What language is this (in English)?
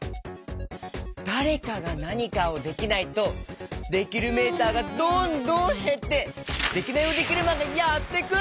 Japanese